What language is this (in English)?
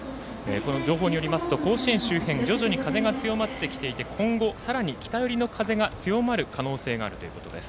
Japanese